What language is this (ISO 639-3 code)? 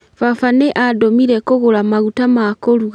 kik